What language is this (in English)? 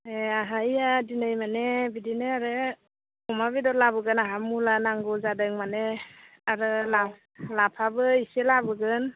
Bodo